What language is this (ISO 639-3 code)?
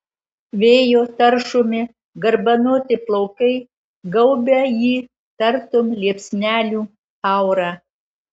lit